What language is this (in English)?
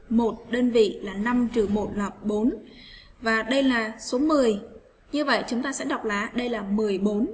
Vietnamese